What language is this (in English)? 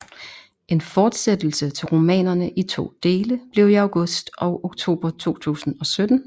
Danish